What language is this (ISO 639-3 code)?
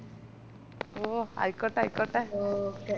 mal